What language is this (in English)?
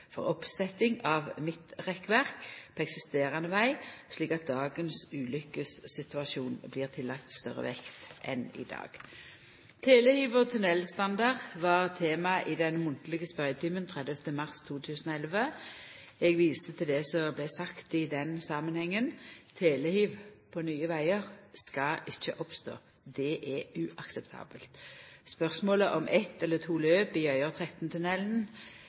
Norwegian Nynorsk